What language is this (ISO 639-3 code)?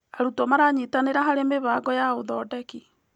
kik